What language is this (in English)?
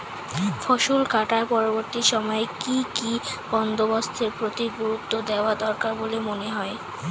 Bangla